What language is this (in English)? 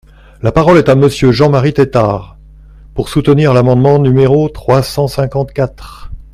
French